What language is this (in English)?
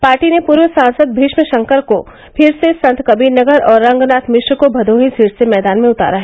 Hindi